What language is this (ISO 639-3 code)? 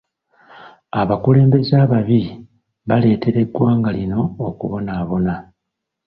lug